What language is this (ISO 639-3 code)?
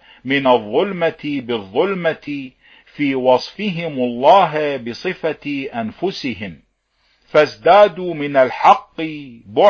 ara